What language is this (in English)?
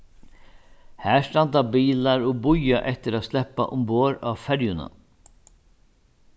Faroese